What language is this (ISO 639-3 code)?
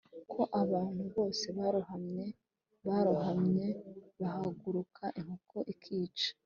kin